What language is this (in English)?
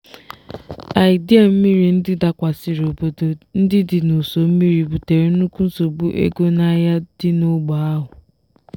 Igbo